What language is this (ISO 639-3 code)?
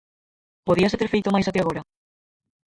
glg